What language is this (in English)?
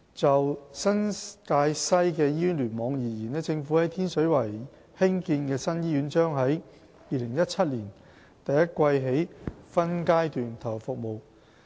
Cantonese